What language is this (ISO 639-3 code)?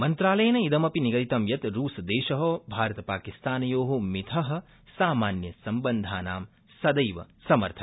san